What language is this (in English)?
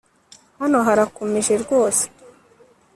Kinyarwanda